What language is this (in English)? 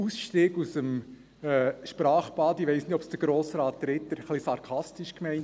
Swiss German